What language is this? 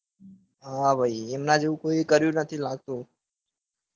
Gujarati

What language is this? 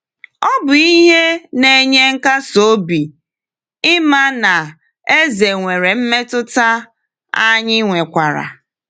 Igbo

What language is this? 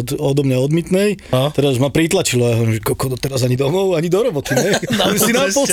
Slovak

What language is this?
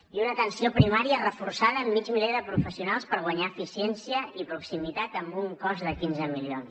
Catalan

